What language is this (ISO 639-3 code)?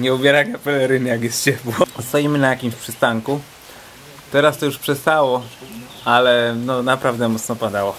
pol